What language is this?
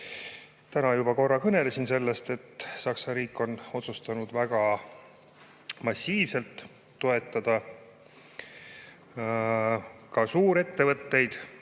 Estonian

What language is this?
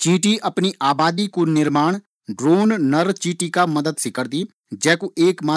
Garhwali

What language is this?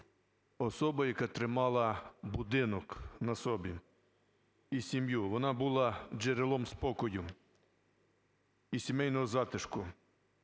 Ukrainian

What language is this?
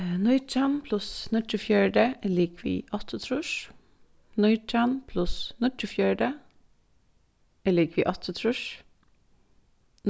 Faroese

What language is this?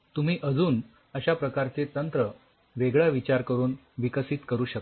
Marathi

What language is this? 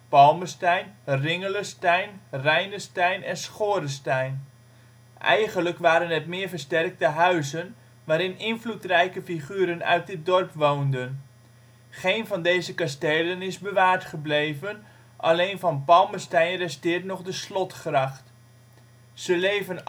Dutch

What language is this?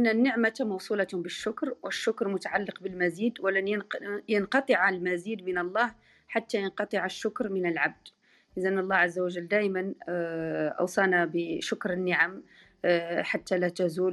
Arabic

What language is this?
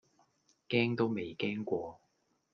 Cantonese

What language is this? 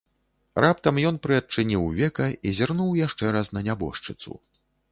Belarusian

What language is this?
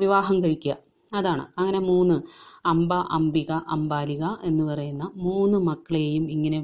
Malayalam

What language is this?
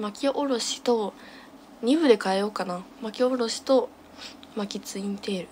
Japanese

